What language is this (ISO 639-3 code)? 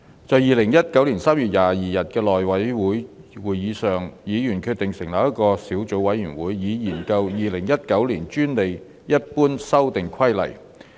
yue